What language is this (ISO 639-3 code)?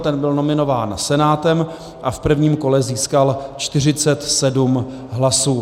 ces